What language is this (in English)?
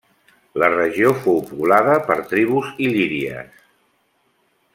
Catalan